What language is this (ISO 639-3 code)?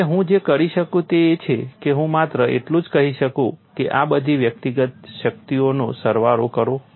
guj